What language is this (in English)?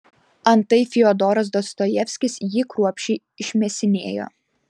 Lithuanian